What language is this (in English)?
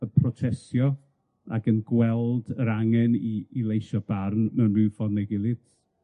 Welsh